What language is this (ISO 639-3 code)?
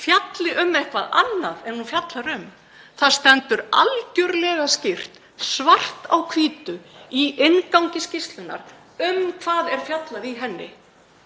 isl